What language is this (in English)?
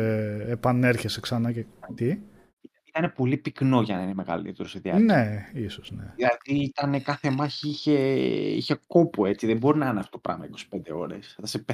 Greek